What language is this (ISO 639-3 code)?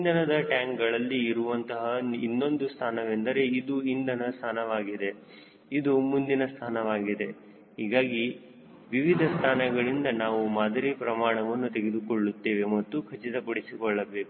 kan